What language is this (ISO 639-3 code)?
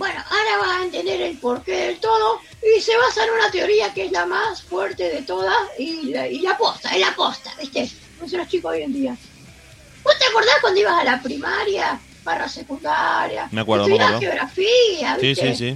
spa